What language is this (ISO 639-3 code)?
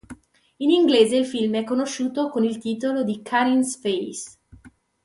ita